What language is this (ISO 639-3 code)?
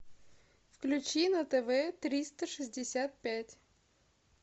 rus